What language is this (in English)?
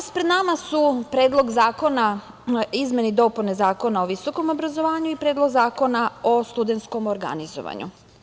Serbian